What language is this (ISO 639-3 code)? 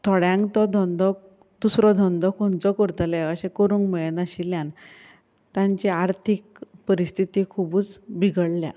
kok